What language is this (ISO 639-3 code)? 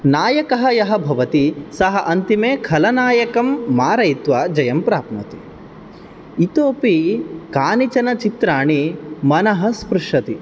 san